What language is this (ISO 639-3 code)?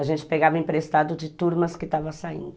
por